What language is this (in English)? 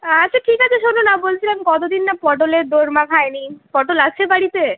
Bangla